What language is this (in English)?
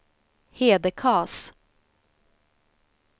Swedish